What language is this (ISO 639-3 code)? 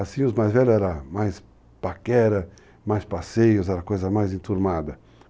por